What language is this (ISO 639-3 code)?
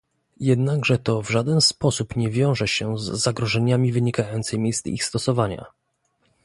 pol